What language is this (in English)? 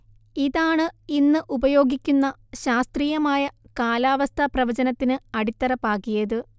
Malayalam